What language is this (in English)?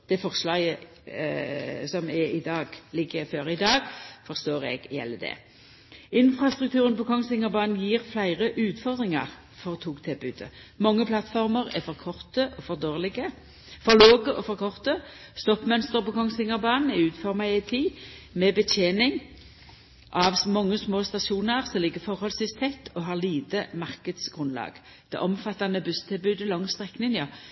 Norwegian Nynorsk